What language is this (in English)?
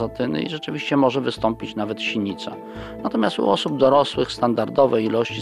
Polish